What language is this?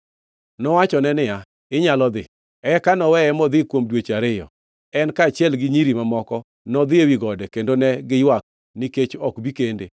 Luo (Kenya and Tanzania)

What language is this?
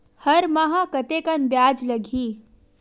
Chhattisgarhi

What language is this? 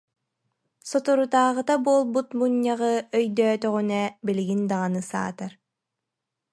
Yakut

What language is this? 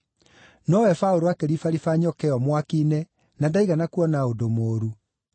Kikuyu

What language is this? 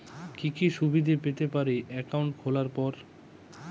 Bangla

